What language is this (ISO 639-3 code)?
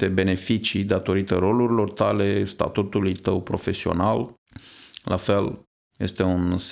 ron